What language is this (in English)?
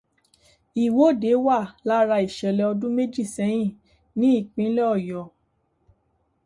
Yoruba